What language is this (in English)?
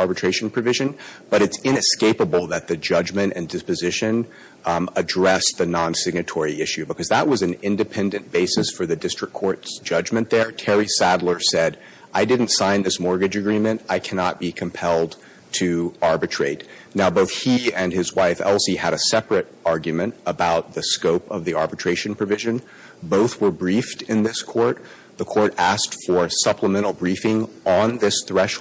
English